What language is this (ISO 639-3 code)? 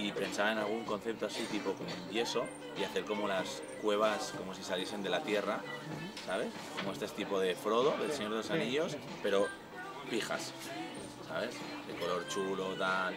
spa